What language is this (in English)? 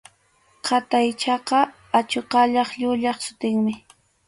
Arequipa-La Unión Quechua